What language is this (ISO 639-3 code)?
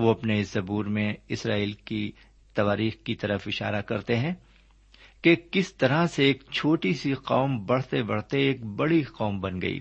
urd